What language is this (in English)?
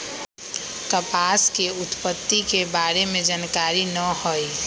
Magahi